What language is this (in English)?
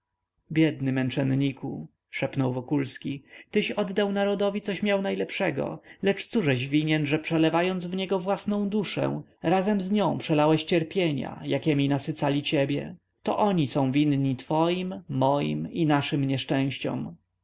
Polish